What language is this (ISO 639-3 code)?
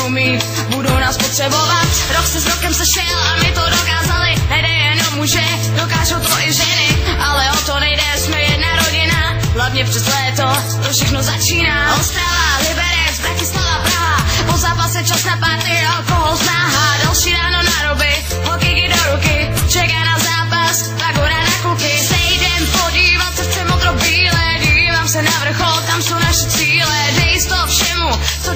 ces